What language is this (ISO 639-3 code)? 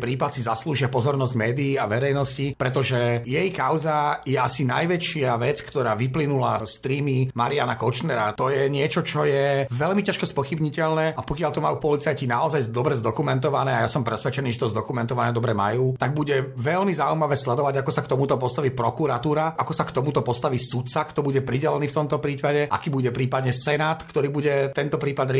slk